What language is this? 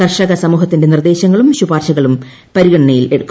Malayalam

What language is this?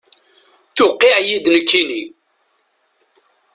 Kabyle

